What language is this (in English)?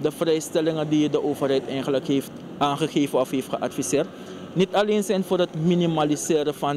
Dutch